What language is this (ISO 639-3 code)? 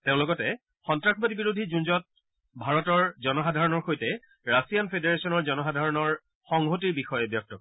asm